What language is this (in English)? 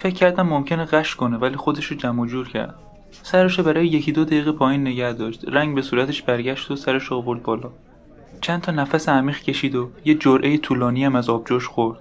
Persian